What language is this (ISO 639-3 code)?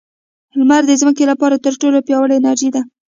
pus